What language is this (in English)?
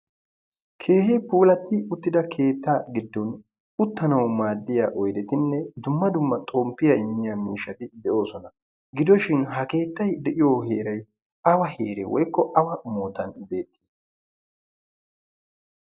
Wolaytta